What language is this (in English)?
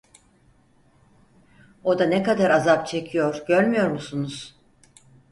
Turkish